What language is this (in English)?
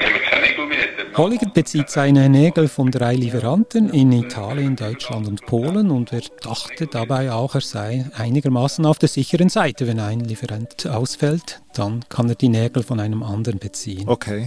German